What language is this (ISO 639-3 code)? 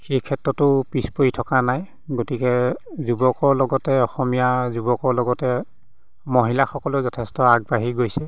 asm